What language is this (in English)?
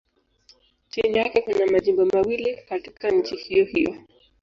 Swahili